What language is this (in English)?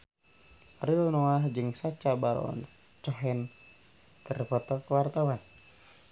Sundanese